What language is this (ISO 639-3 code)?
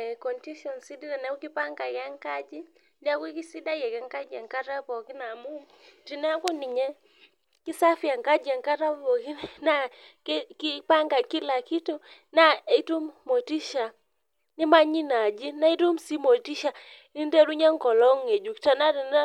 mas